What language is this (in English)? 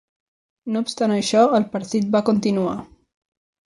Catalan